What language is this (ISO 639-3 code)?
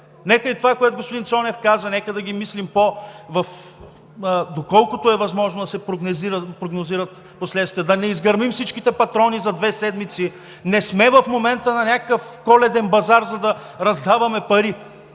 bul